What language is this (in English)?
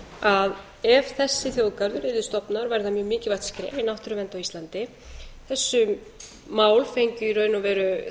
Icelandic